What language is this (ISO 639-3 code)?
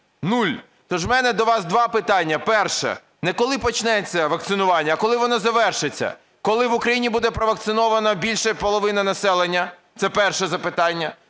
ukr